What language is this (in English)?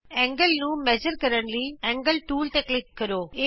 Punjabi